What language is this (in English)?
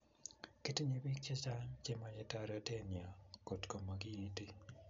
Kalenjin